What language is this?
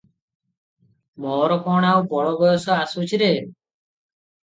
Odia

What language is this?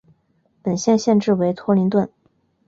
Chinese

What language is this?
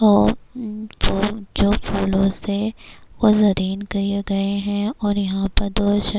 Urdu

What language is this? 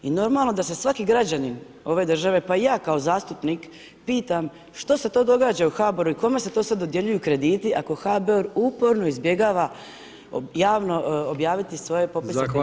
Croatian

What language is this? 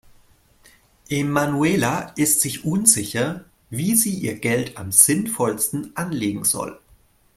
German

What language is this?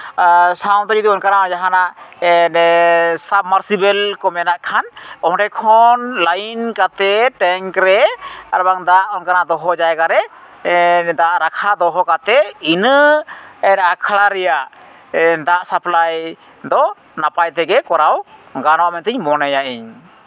Santali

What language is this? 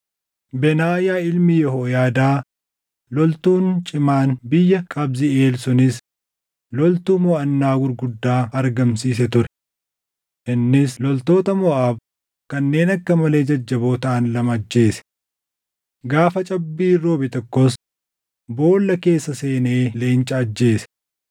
Oromo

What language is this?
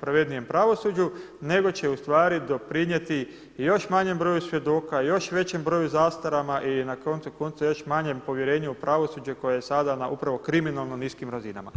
Croatian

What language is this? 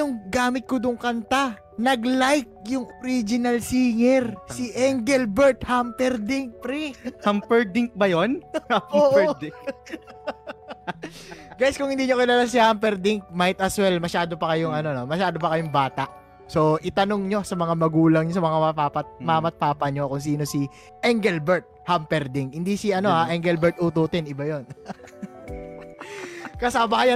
Filipino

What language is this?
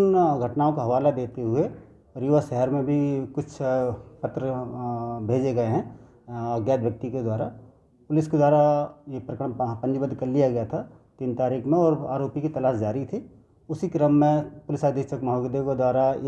Hindi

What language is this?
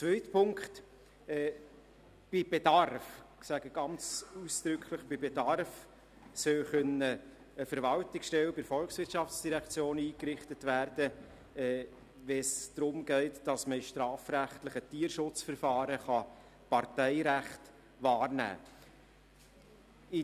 Swiss German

